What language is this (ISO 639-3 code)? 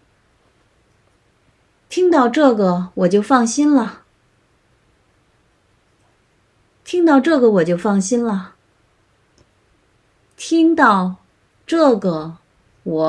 zho